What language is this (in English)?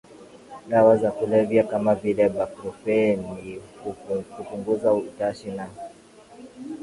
Swahili